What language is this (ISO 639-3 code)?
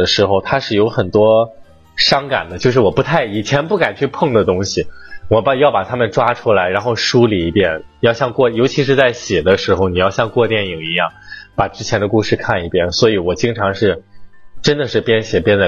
zho